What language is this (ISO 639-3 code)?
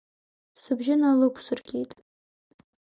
abk